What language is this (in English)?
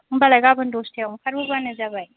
Bodo